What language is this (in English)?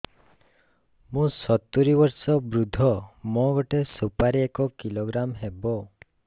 Odia